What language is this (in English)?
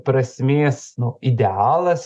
Lithuanian